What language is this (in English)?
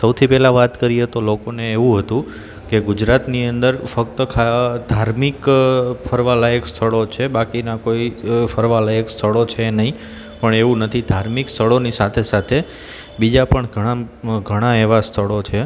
Gujarati